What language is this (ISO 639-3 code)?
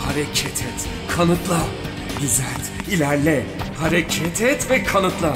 tur